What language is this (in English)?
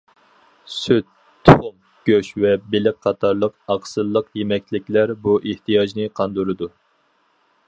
Uyghur